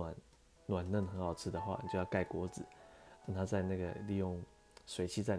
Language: Chinese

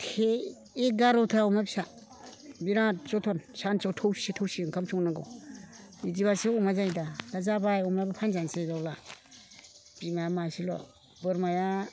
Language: Bodo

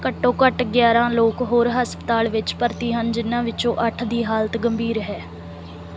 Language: Punjabi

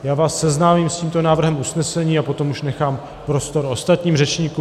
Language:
Czech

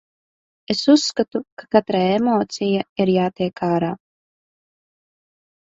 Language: Latvian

